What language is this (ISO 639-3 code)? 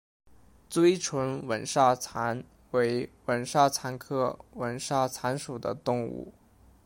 zho